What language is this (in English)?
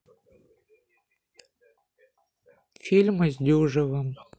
Russian